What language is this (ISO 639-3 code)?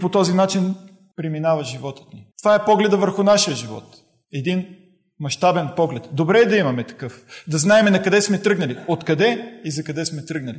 bul